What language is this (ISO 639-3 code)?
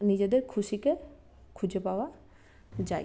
ben